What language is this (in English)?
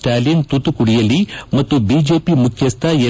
Kannada